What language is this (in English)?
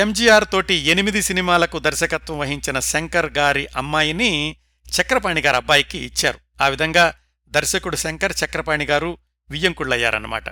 Telugu